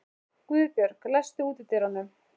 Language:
Icelandic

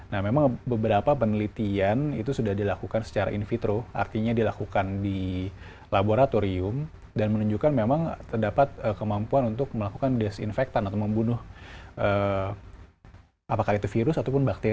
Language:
Indonesian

